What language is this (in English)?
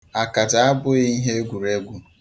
Igbo